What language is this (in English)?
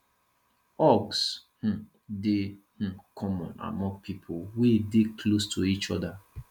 Nigerian Pidgin